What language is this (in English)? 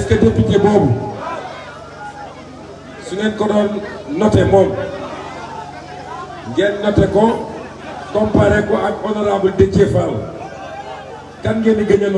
French